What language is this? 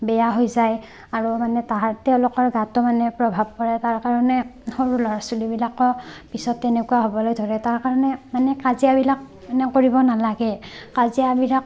Assamese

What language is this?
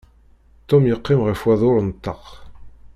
Kabyle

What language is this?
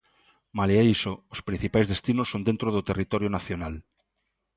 Galician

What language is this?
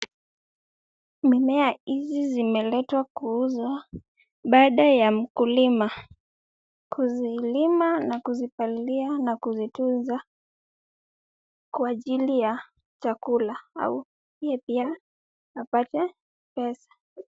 Swahili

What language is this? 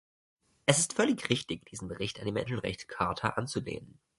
German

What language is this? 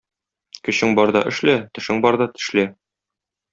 Tatar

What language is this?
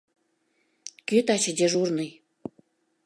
Mari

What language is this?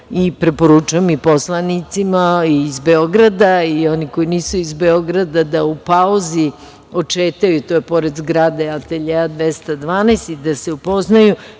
Serbian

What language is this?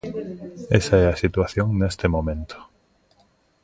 Galician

